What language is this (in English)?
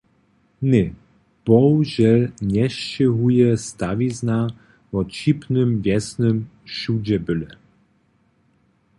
Upper Sorbian